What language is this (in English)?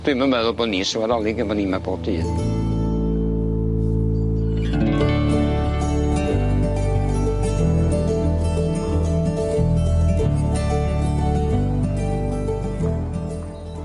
Welsh